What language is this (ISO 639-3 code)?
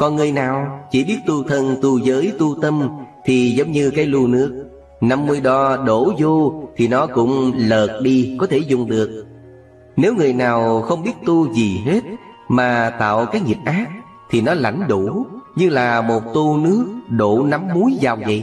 vie